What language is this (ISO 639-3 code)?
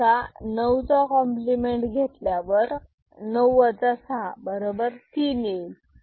mar